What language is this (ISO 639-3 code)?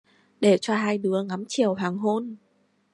vie